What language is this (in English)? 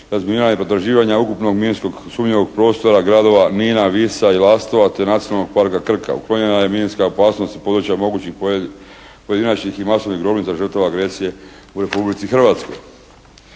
Croatian